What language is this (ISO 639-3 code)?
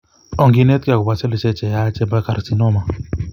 kln